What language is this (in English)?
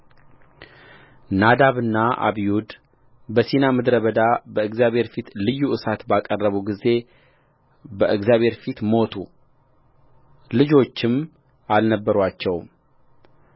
Amharic